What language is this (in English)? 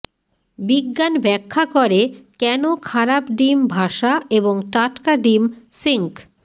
Bangla